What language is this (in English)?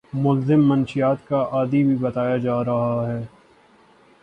Urdu